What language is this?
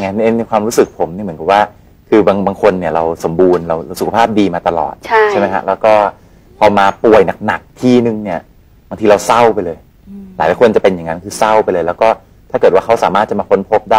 Thai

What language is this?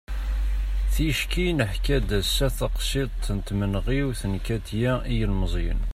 Kabyle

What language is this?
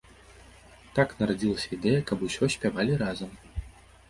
Belarusian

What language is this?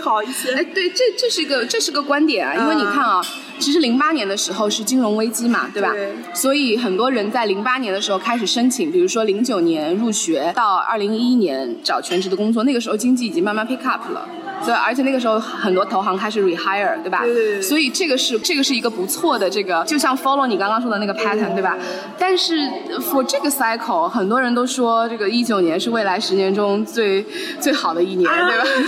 Chinese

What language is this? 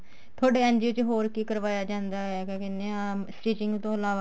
Punjabi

